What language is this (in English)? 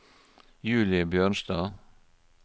Norwegian